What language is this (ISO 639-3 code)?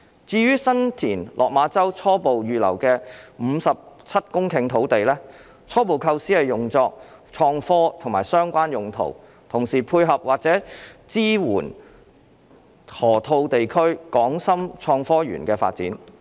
yue